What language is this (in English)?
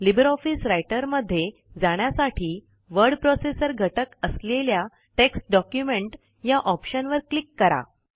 Marathi